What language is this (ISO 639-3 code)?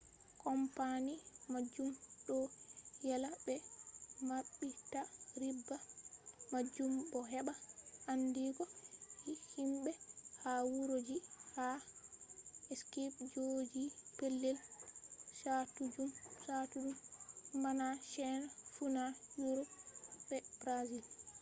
ful